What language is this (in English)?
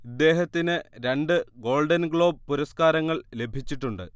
Malayalam